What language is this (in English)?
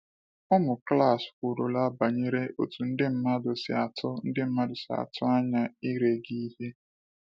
Igbo